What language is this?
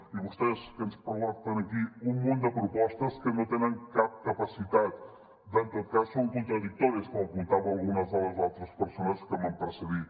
Catalan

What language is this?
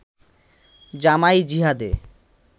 Bangla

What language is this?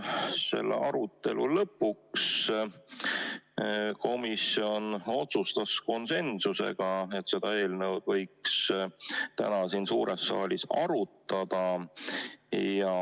Estonian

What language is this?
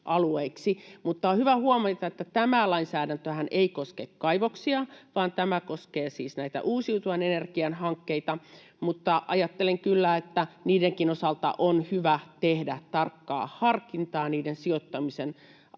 Finnish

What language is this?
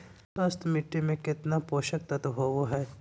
Magahi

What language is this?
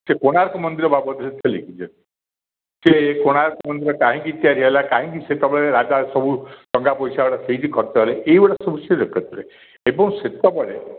Odia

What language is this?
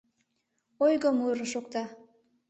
Mari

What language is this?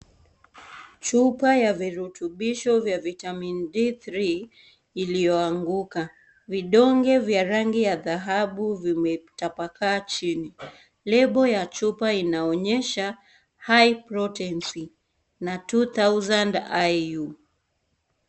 Swahili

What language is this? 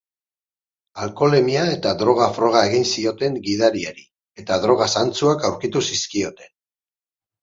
Basque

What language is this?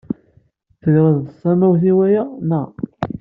Kabyle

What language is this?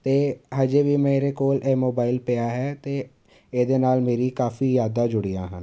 Punjabi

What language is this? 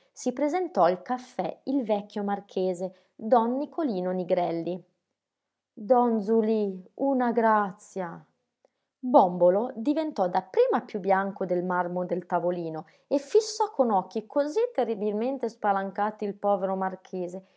Italian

